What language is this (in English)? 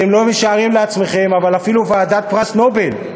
Hebrew